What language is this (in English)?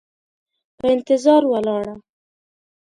Pashto